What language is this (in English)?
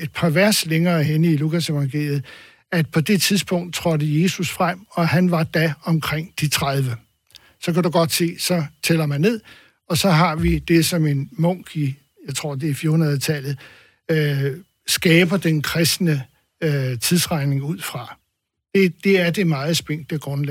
Danish